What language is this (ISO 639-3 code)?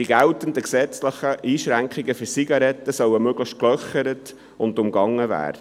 gsw